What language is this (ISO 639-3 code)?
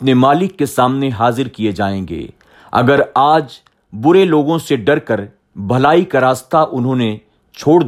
urd